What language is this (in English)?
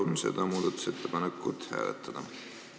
Estonian